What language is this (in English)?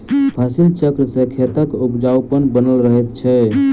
Maithili